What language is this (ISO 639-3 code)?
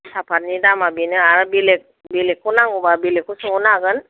brx